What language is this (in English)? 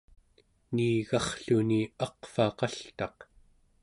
Central Yupik